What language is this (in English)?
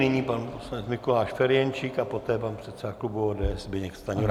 Czech